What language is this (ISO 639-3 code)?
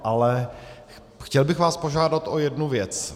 ces